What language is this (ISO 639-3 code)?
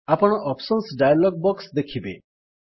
ori